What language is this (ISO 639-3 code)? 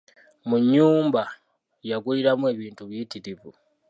lug